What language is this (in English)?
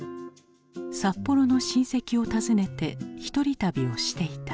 Japanese